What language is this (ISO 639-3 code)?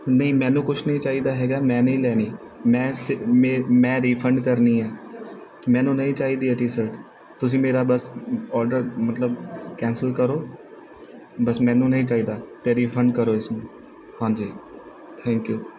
pan